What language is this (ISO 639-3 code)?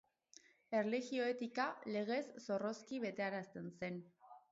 eus